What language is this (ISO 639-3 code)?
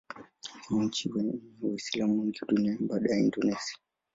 swa